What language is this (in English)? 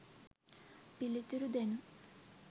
Sinhala